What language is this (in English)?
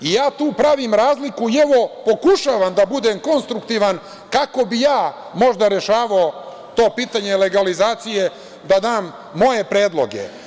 Serbian